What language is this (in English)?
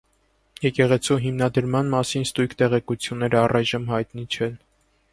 Armenian